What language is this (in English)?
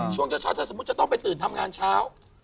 Thai